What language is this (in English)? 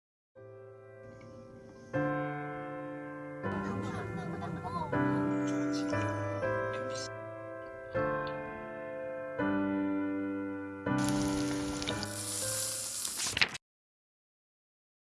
Korean